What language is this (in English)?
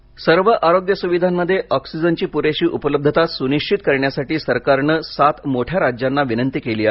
Marathi